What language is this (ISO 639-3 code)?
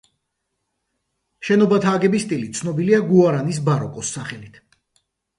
kat